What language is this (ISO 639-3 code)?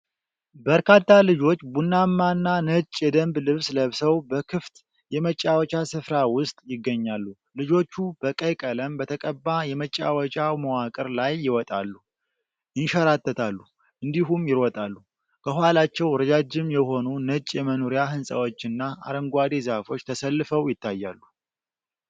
amh